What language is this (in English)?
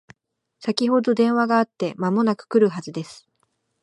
Japanese